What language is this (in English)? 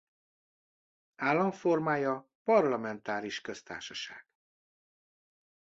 Hungarian